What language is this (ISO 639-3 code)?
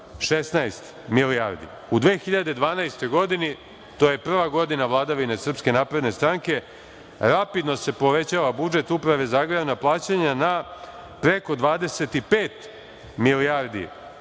srp